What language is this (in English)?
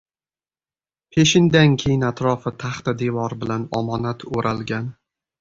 Uzbek